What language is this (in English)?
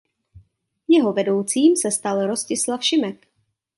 Czech